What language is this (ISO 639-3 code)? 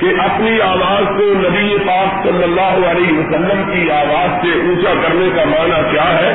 urd